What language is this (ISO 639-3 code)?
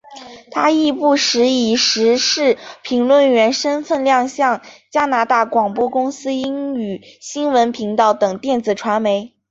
zho